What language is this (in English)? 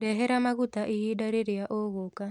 Kikuyu